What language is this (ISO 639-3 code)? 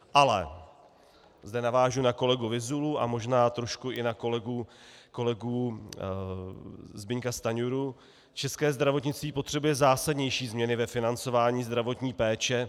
ces